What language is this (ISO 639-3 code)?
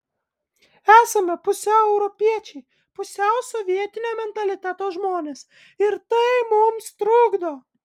lit